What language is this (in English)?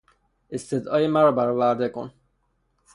Persian